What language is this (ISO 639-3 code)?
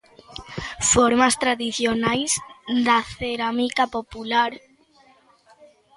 glg